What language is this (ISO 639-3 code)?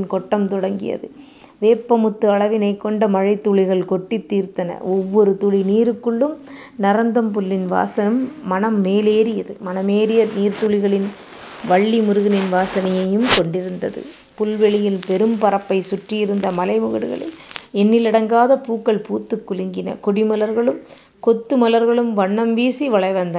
tam